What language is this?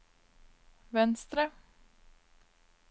Norwegian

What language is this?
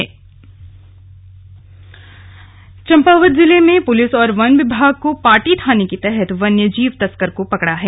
Hindi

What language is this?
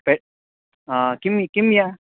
Sanskrit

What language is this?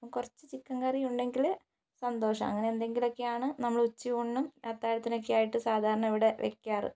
Malayalam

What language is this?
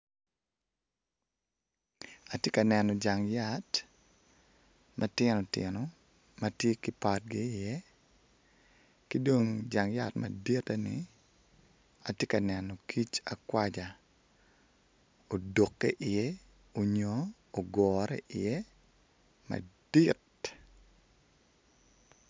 Acoli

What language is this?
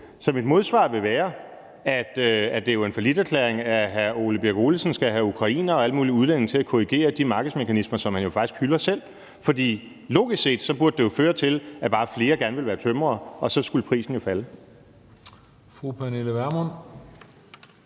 Danish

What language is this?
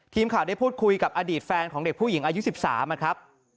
Thai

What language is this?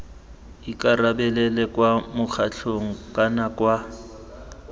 Tswana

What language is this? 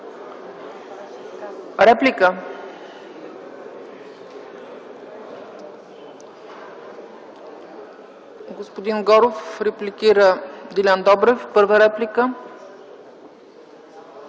Bulgarian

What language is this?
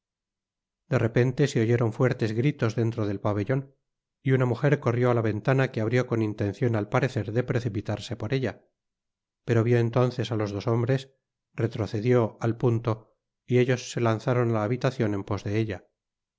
Spanish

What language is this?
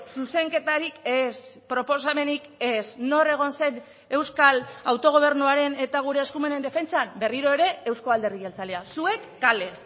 Basque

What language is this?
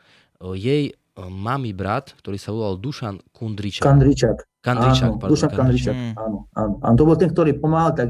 Slovak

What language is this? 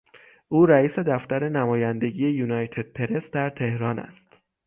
Persian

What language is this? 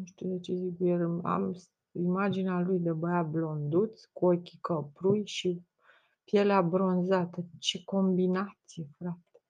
Romanian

